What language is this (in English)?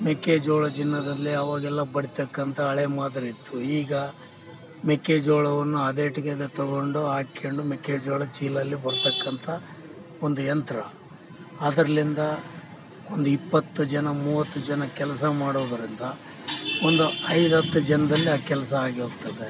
Kannada